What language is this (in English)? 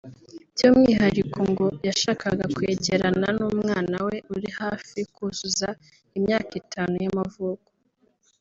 Kinyarwanda